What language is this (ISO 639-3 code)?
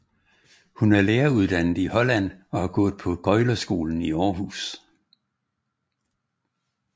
dan